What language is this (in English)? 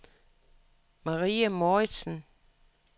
Danish